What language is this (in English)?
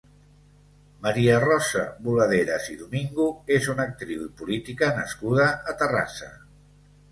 Catalan